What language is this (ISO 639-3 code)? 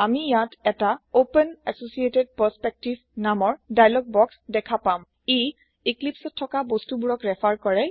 asm